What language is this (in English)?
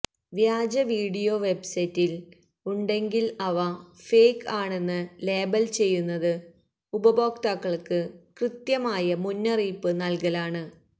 Malayalam